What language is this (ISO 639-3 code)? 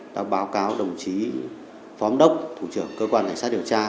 vie